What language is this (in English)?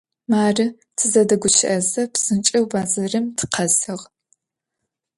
Adyghe